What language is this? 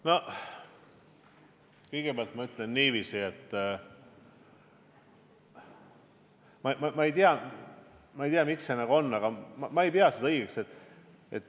Estonian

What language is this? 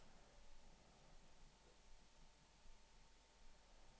Norwegian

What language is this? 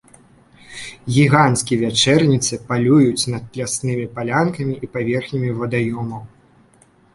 Belarusian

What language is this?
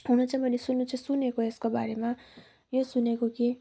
Nepali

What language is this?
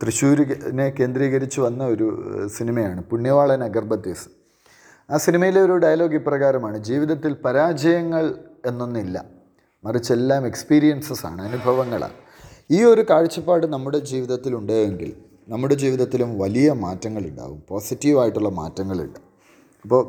Malayalam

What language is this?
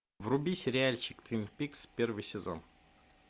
Russian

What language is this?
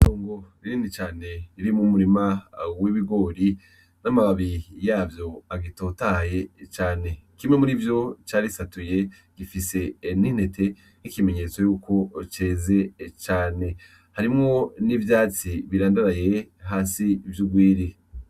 Rundi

